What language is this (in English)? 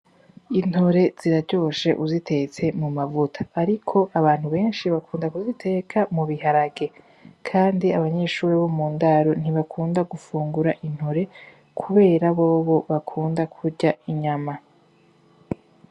Rundi